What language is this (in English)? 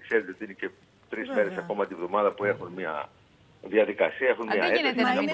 Greek